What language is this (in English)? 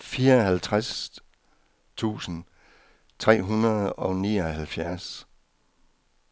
Danish